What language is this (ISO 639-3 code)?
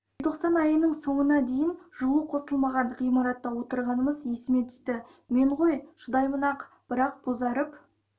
kaz